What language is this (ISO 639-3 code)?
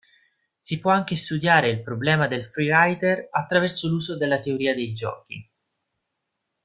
ita